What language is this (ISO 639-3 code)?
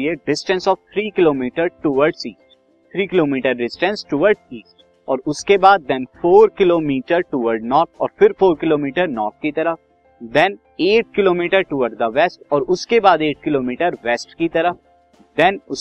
hin